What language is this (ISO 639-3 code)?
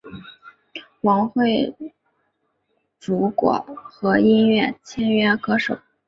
zho